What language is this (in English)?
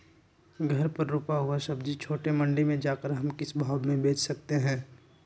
Magahi